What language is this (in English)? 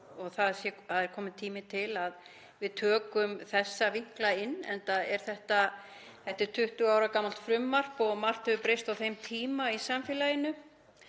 Icelandic